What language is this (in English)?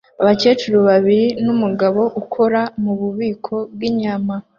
Kinyarwanda